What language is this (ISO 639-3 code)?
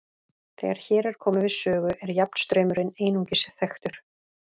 isl